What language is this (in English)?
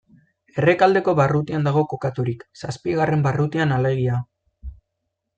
Basque